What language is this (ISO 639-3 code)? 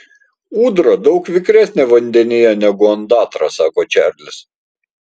lit